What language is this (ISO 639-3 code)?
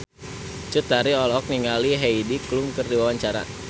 sun